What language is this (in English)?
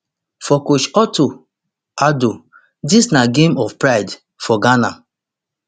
Nigerian Pidgin